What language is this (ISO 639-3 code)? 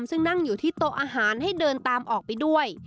tha